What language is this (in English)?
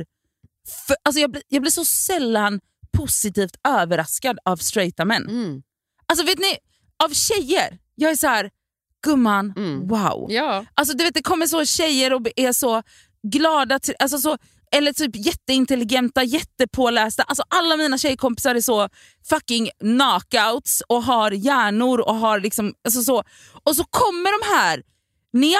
Swedish